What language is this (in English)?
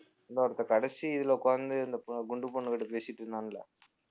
Tamil